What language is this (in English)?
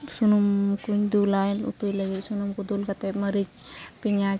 Santali